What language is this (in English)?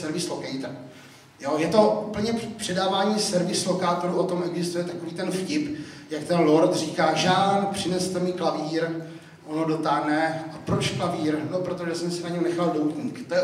Czech